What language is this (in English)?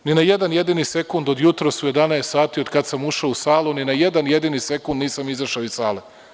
Serbian